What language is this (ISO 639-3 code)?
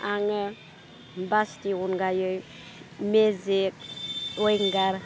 brx